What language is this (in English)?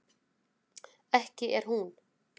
Icelandic